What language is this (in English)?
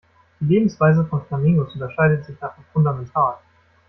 German